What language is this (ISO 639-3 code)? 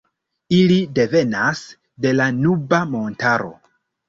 epo